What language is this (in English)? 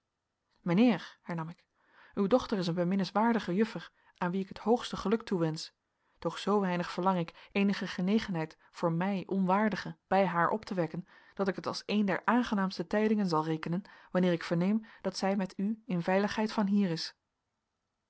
Dutch